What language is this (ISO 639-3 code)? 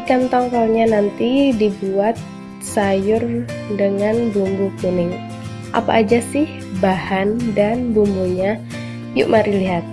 ind